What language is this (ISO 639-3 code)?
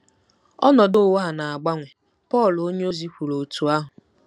ibo